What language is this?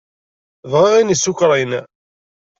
Kabyle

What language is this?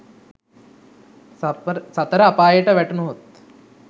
Sinhala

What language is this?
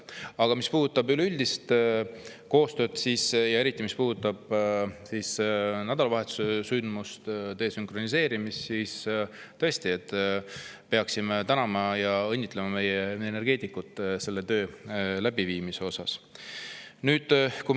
Estonian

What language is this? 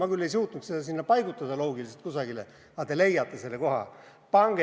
Estonian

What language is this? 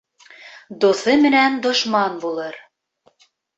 Bashkir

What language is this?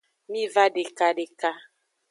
Aja (Benin)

